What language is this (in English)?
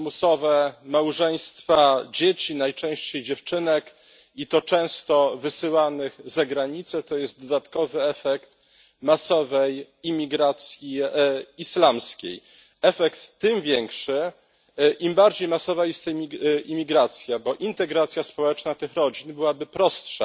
Polish